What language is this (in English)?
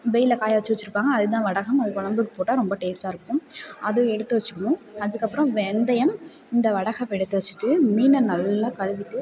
Tamil